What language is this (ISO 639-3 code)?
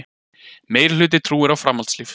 isl